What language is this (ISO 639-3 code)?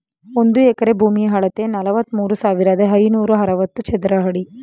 kan